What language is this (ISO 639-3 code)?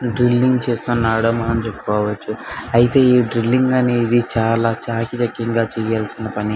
tel